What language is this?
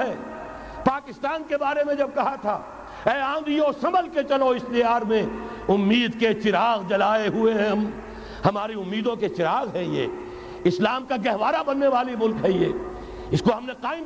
Urdu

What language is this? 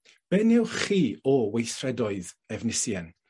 Welsh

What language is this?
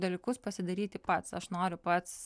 Lithuanian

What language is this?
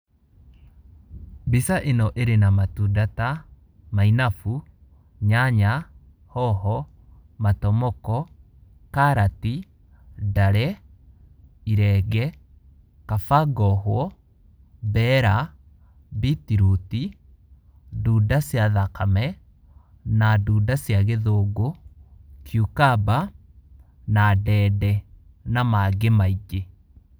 Kikuyu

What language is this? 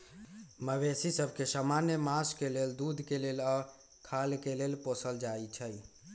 Magahi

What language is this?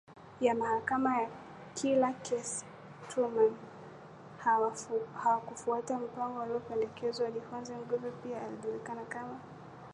Swahili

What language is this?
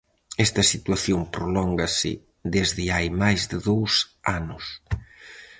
Galician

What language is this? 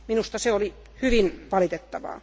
Finnish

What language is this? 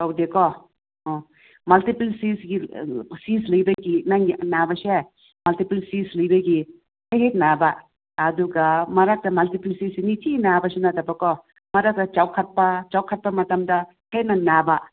Manipuri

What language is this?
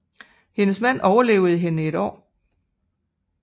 Danish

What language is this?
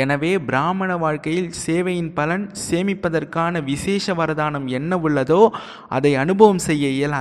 Tamil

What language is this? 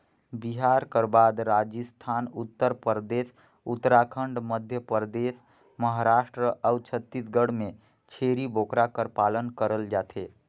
Chhattisgarhi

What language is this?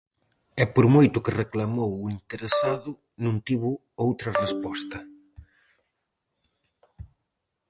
Galician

